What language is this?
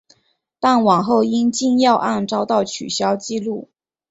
Chinese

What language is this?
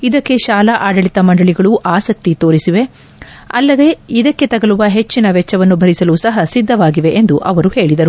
Kannada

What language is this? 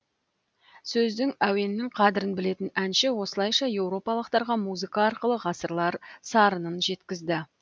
Kazakh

